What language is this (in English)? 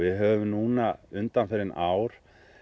Icelandic